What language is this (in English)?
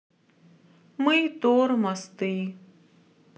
Russian